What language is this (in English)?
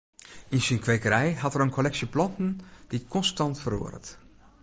Western Frisian